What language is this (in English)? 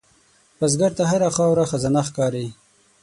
Pashto